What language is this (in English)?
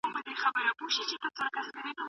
Pashto